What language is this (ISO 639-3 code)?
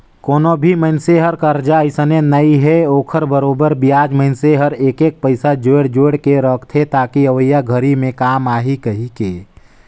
hne